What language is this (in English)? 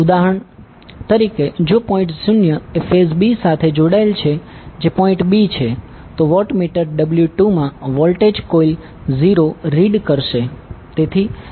Gujarati